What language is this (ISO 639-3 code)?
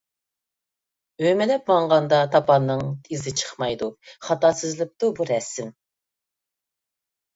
uig